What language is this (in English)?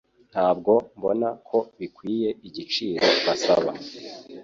Kinyarwanda